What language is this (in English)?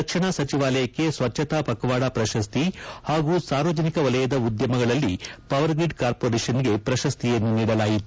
Kannada